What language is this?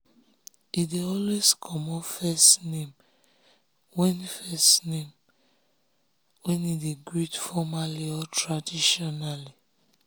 Nigerian Pidgin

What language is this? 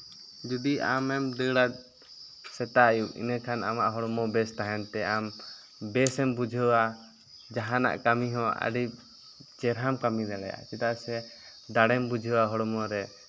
Santali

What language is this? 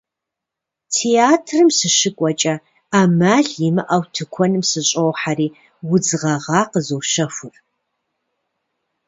Kabardian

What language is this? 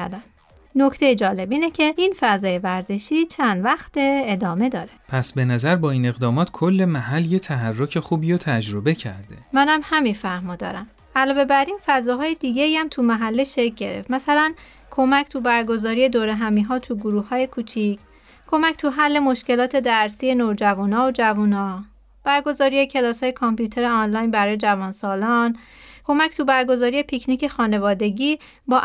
Persian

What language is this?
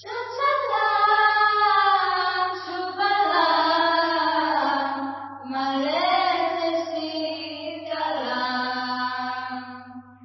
Odia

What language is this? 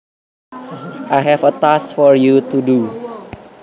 Javanese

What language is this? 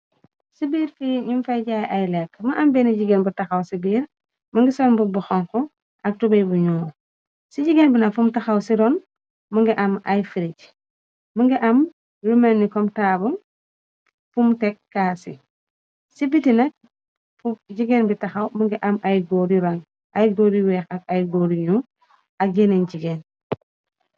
Wolof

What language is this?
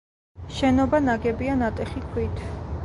Georgian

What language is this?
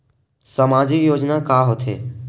Chhattisgarhi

